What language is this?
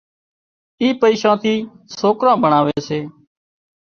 Wadiyara Koli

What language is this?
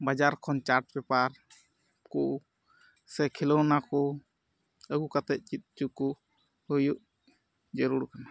Santali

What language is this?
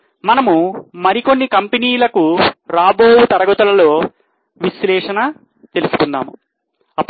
Telugu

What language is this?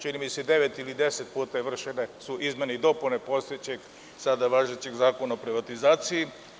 Serbian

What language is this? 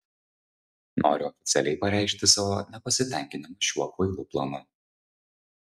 Lithuanian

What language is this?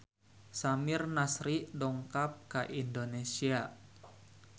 Sundanese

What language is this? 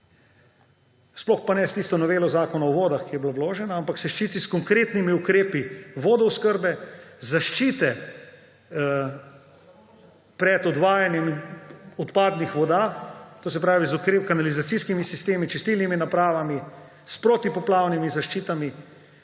Slovenian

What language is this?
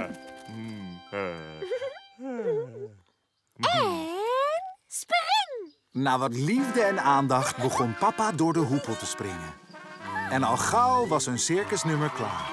Dutch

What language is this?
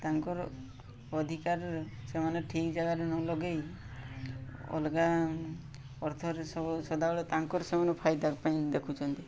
Odia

